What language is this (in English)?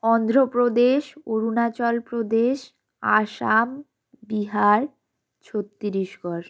Bangla